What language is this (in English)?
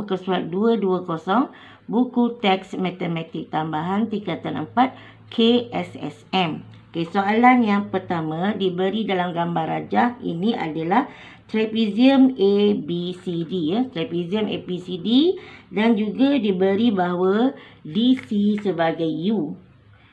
Malay